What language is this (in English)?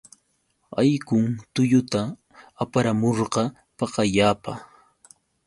Yauyos Quechua